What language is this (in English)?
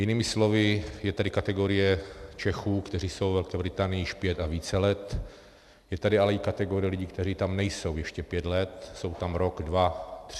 Czech